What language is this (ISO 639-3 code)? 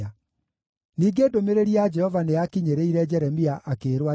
kik